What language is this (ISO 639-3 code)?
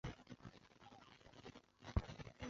zho